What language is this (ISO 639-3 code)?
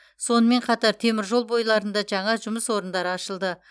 kaz